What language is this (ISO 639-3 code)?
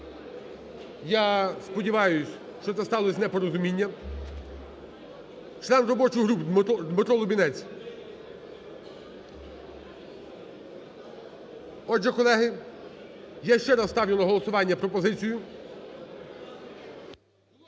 ukr